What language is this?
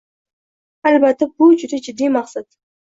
Uzbek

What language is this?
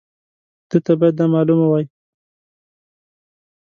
Pashto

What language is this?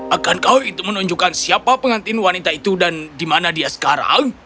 Indonesian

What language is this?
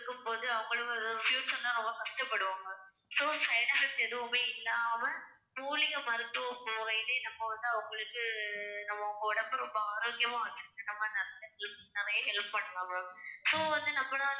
Tamil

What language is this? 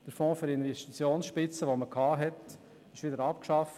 Swiss German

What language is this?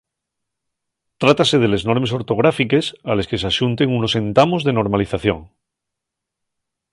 Asturian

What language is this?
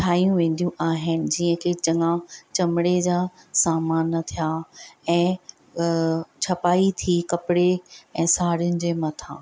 Sindhi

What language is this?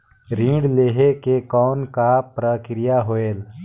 Chhattisgarhi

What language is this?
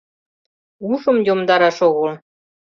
Mari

